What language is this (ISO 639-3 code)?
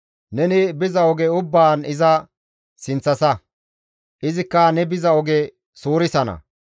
gmv